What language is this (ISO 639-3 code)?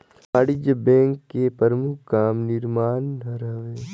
hne